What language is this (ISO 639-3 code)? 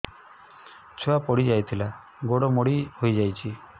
ori